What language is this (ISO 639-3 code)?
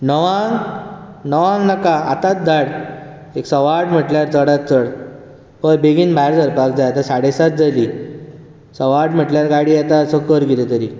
kok